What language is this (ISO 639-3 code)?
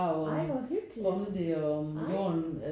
dan